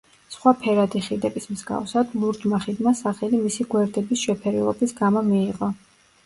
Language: Georgian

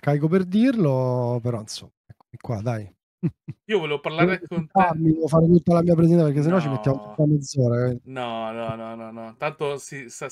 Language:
Italian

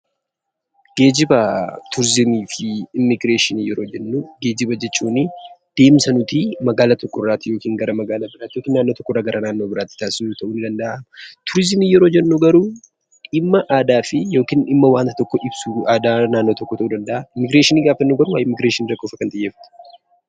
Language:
Oromo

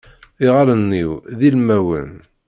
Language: Kabyle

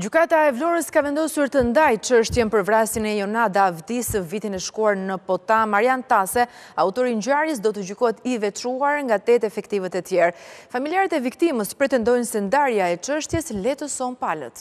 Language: Romanian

